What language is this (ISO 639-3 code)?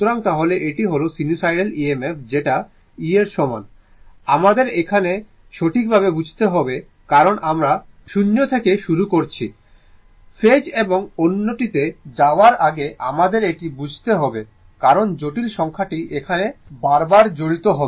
ben